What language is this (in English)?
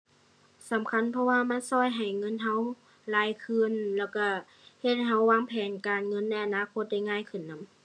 Thai